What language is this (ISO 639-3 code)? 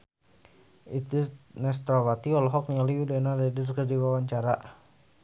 sun